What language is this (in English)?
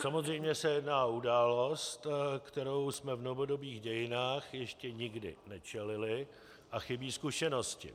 Czech